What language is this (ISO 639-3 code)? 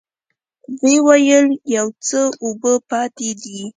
pus